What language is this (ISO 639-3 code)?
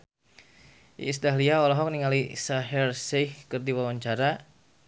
sun